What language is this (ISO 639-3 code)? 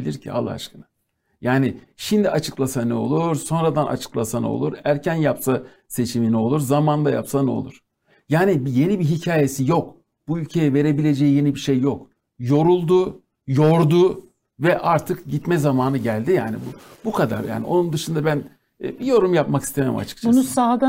tur